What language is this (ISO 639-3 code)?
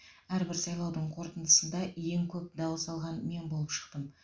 kaz